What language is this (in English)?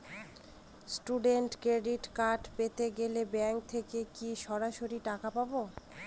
Bangla